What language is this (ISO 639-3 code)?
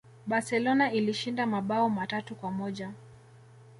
swa